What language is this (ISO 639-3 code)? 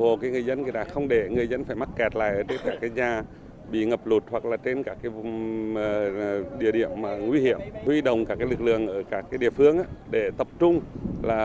vie